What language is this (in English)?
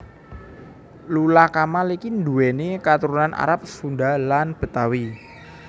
Javanese